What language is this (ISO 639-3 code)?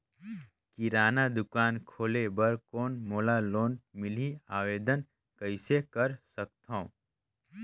hne